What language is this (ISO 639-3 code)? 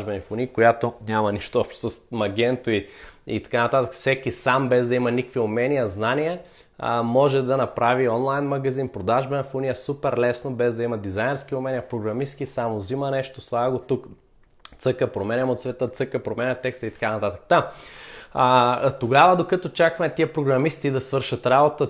bul